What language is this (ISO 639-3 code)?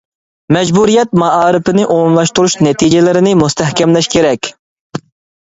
uig